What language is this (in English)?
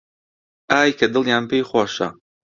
Central Kurdish